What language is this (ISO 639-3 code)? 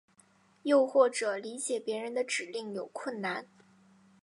zho